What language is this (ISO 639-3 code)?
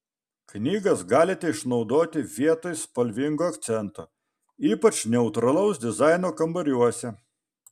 lit